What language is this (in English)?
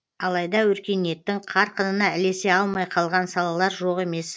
Kazakh